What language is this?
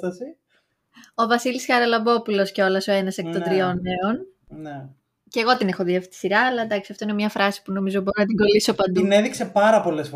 Greek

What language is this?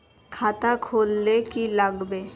Magahi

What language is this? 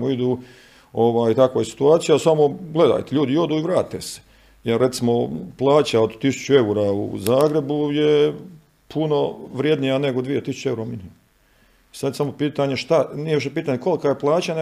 Croatian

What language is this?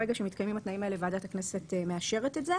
Hebrew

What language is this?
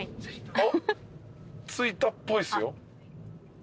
Japanese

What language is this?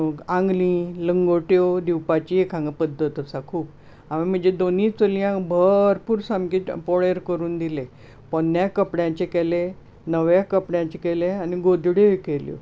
Konkani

